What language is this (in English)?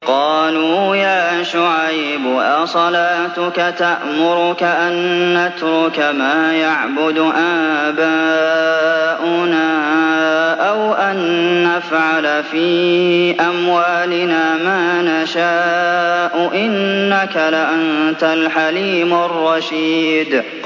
Arabic